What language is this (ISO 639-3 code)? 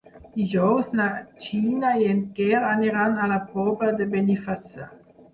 cat